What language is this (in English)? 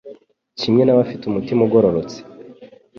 Kinyarwanda